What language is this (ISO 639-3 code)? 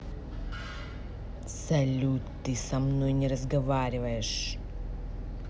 rus